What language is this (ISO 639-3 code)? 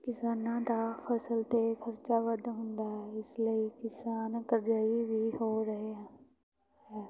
pan